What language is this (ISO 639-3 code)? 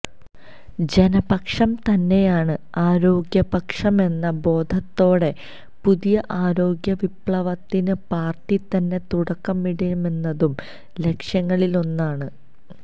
mal